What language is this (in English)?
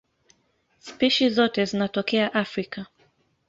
Swahili